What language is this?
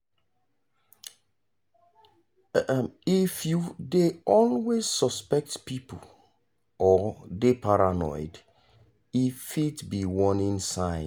Nigerian Pidgin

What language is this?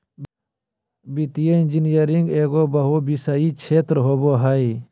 Magahi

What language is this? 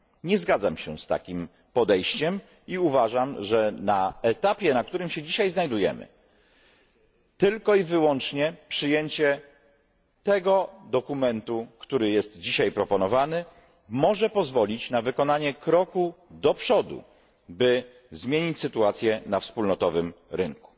Polish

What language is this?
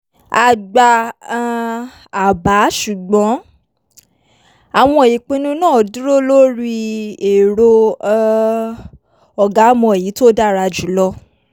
Yoruba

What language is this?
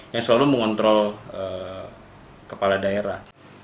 Indonesian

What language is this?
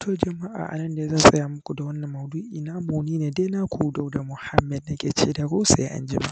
Hausa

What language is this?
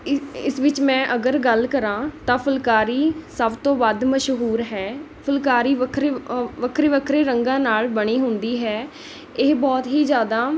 Punjabi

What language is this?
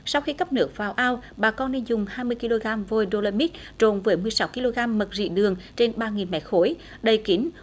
Vietnamese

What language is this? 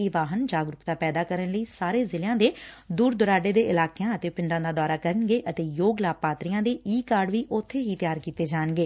Punjabi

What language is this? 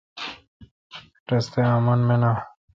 Kalkoti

